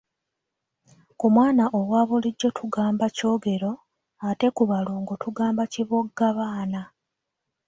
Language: Ganda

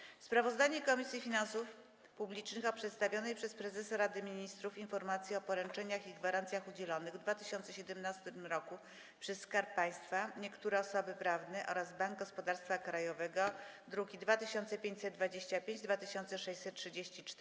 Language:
Polish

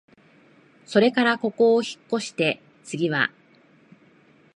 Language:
Japanese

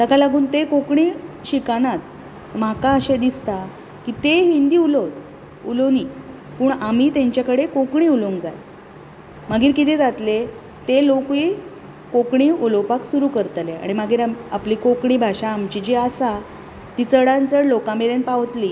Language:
Konkani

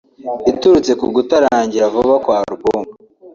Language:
Kinyarwanda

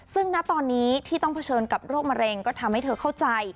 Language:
Thai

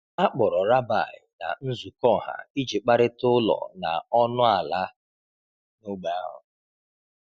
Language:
Igbo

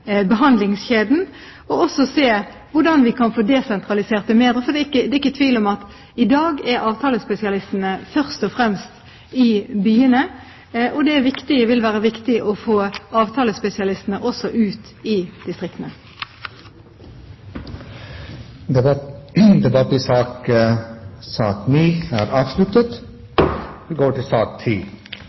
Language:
Norwegian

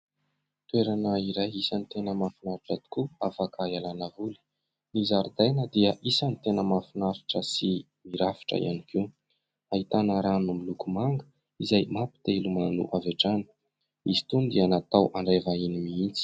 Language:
Malagasy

